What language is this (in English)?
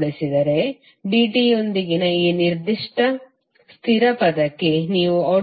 Kannada